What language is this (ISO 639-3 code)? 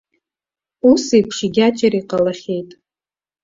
abk